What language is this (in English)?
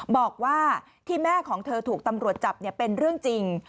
Thai